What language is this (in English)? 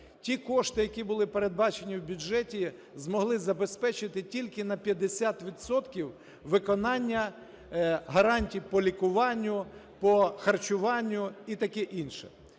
Ukrainian